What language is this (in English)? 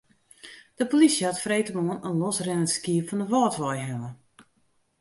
Western Frisian